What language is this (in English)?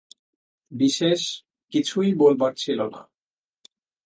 Bangla